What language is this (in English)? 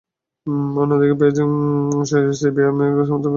Bangla